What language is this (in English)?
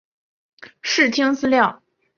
Chinese